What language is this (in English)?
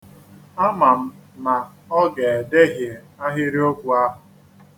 Igbo